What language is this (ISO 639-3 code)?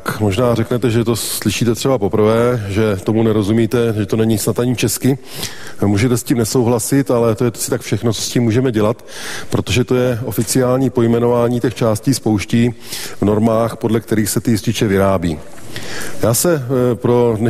ces